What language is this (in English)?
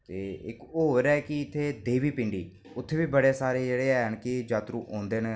Dogri